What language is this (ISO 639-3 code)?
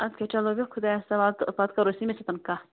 kas